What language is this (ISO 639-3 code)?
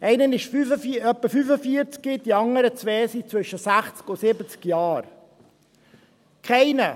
gsw